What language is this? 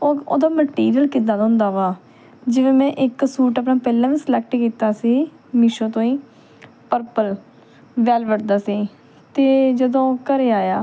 Punjabi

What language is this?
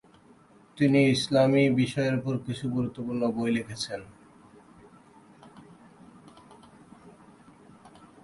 Bangla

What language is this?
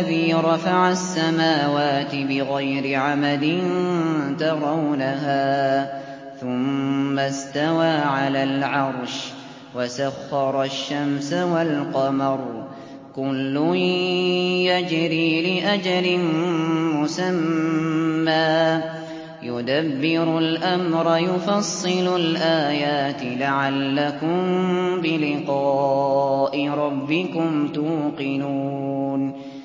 Arabic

